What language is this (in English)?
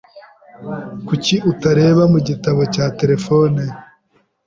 Kinyarwanda